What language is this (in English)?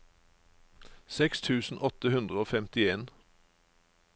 Norwegian